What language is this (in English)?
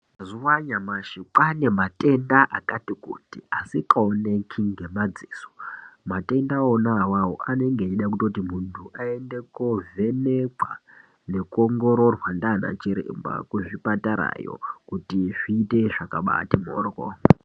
Ndau